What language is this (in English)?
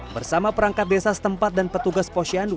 Indonesian